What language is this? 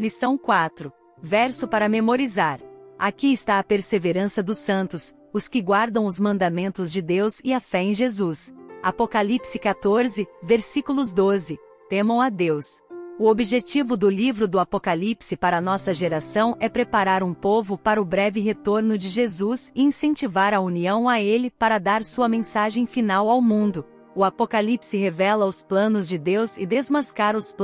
Portuguese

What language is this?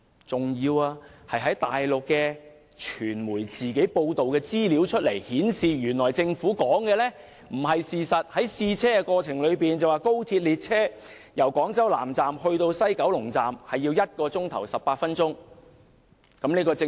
Cantonese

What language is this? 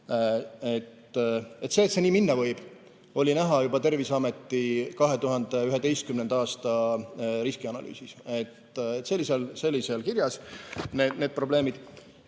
Estonian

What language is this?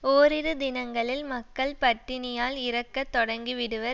Tamil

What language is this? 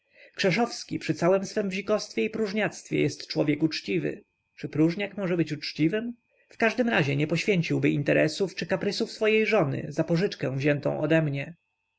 Polish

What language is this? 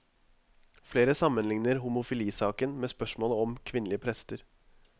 Norwegian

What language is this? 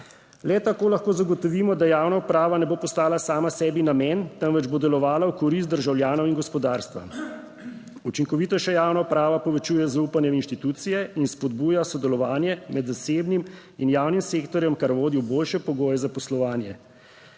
Slovenian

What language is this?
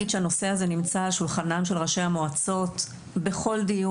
Hebrew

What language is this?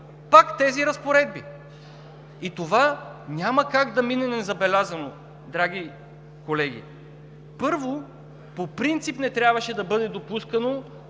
Bulgarian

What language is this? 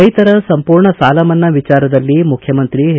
Kannada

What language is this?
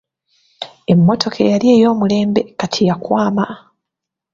Ganda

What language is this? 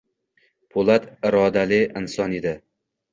Uzbek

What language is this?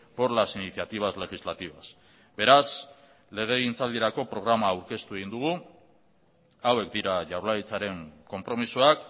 Basque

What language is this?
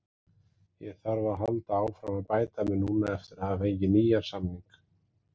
Icelandic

